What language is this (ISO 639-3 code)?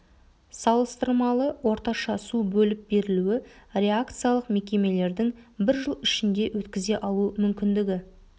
kaz